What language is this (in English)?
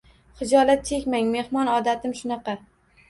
Uzbek